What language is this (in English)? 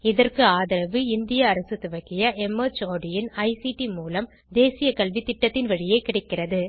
Tamil